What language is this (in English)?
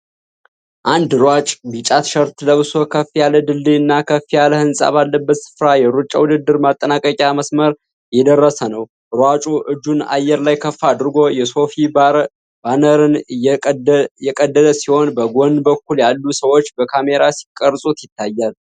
Amharic